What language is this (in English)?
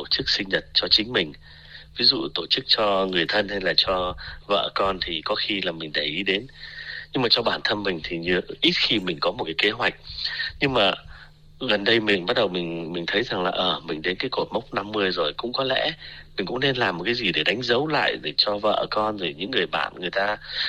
Vietnamese